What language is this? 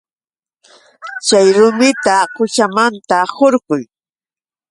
Yauyos Quechua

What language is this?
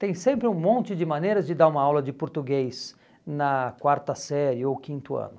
Portuguese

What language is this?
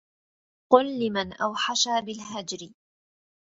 Arabic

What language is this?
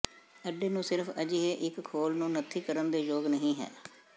Punjabi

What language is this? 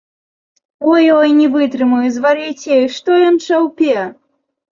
Belarusian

